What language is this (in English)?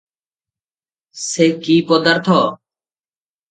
Odia